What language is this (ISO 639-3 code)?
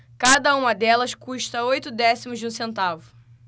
por